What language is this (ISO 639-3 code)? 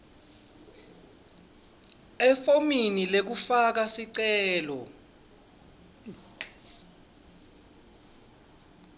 ssw